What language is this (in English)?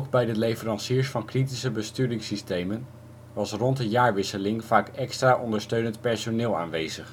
Dutch